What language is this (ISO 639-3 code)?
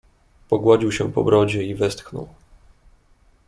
pol